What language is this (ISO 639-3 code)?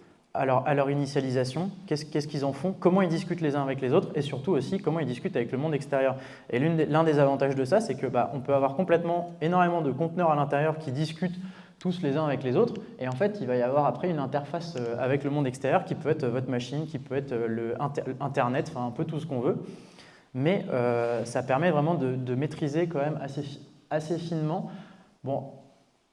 fra